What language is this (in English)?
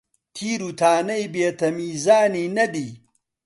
Central Kurdish